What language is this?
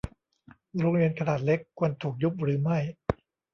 Thai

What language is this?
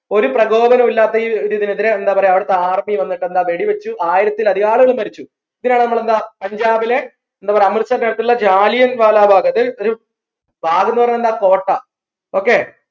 Malayalam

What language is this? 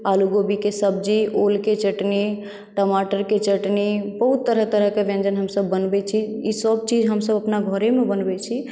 Maithili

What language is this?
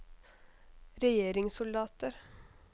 Norwegian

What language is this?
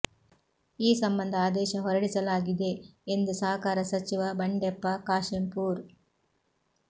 Kannada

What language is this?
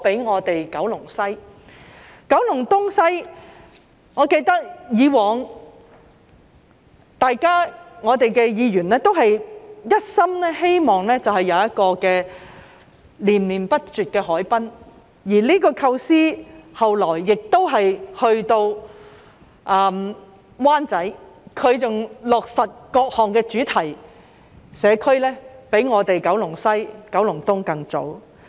Cantonese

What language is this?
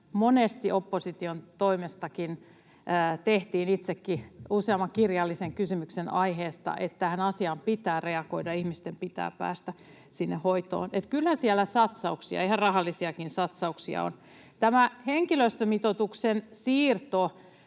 Finnish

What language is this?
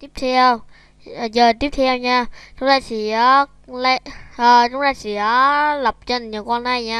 Vietnamese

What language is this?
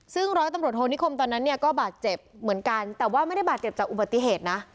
Thai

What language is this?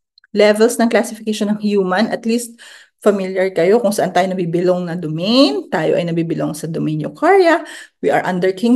Filipino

